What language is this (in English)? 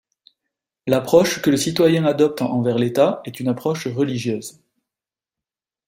French